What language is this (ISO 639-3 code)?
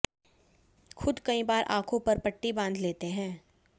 hin